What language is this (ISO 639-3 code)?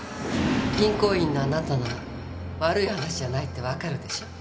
jpn